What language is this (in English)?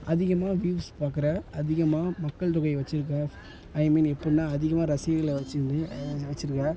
Tamil